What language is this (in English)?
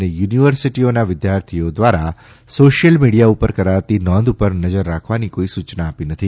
Gujarati